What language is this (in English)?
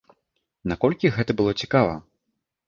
Belarusian